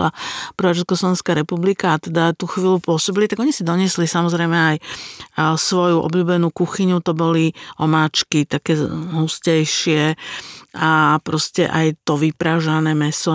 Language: Slovak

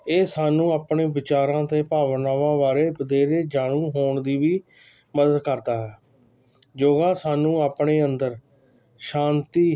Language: Punjabi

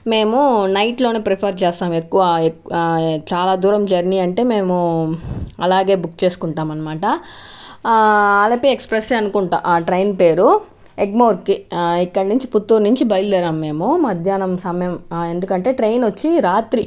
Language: Telugu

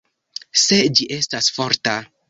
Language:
Esperanto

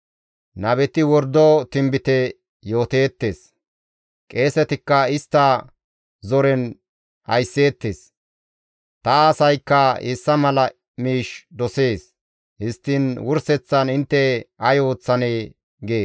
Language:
Gamo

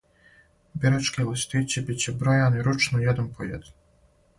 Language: Serbian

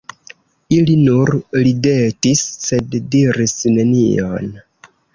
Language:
Esperanto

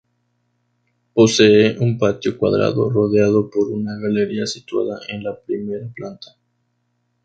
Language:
Spanish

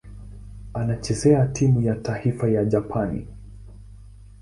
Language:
Swahili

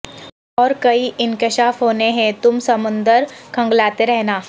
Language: Urdu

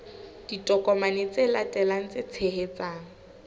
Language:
Southern Sotho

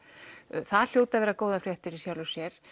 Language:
Icelandic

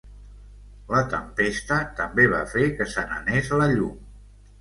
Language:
Catalan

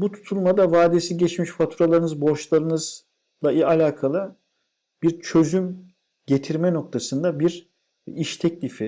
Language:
Turkish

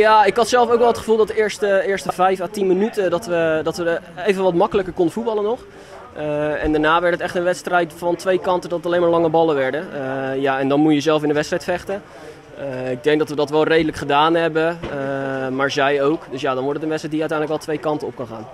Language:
Dutch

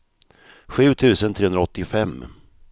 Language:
Swedish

